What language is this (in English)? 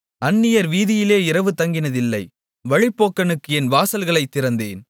Tamil